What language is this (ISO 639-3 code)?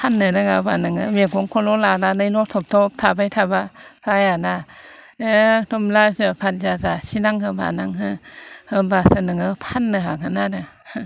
brx